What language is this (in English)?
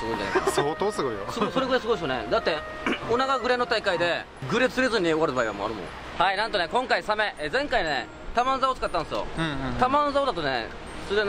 Japanese